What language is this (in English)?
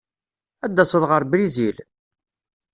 Kabyle